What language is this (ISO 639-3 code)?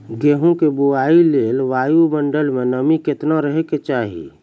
mai